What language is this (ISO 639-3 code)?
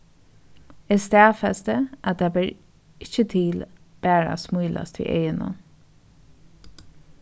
fao